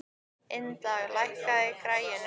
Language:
Icelandic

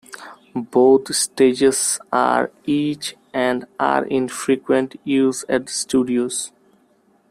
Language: English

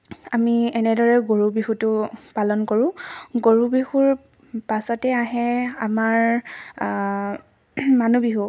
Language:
Assamese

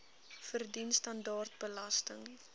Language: Afrikaans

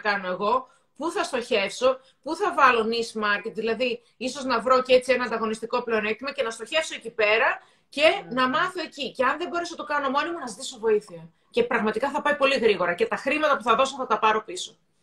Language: Greek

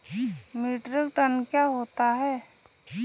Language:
Hindi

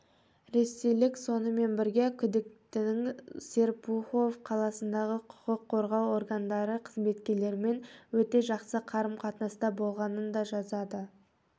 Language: Kazakh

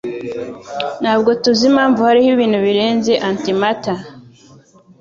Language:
Kinyarwanda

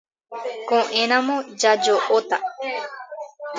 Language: Guarani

